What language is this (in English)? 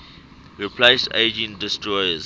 English